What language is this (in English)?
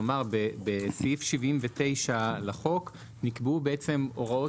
Hebrew